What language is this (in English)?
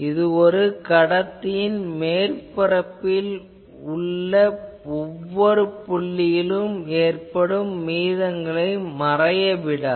Tamil